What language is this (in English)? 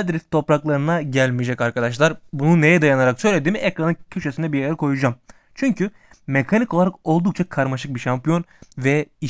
Turkish